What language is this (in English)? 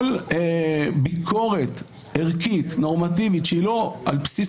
Hebrew